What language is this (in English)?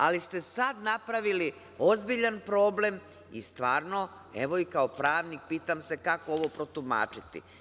Serbian